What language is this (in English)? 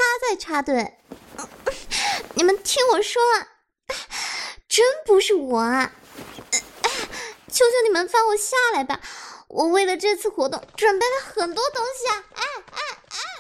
Chinese